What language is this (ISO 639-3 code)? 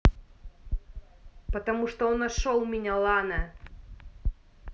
rus